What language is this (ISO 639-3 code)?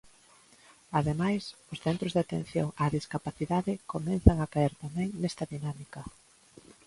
glg